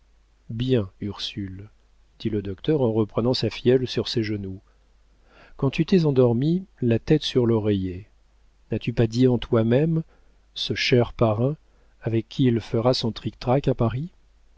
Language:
French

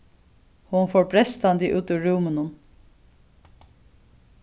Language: Faroese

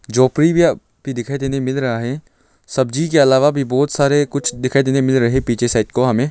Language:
Hindi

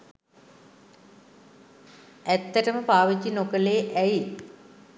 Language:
Sinhala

